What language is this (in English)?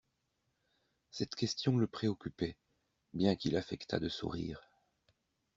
French